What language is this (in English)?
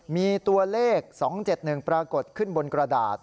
Thai